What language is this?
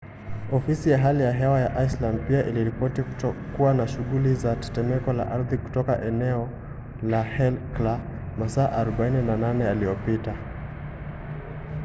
Swahili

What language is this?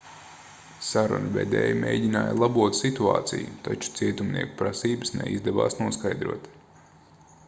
Latvian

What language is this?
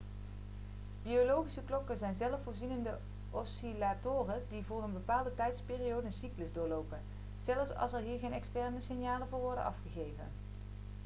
Dutch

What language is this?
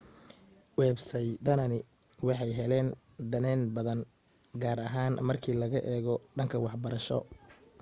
Somali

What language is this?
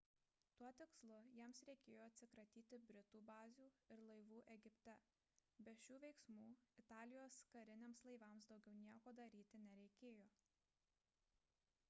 Lithuanian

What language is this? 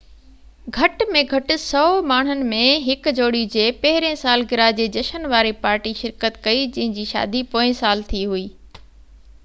Sindhi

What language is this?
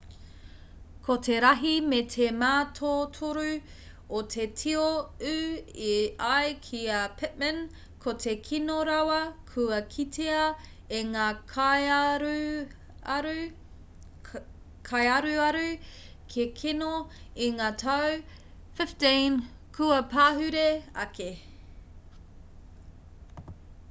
Māori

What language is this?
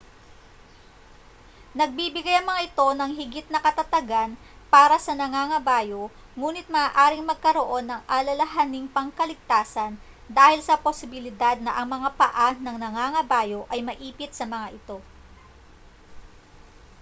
Filipino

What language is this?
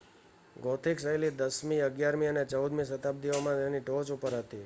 Gujarati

